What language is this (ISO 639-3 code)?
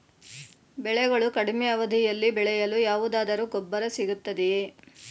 kan